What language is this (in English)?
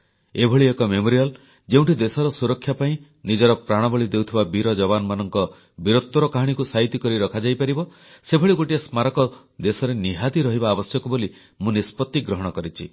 Odia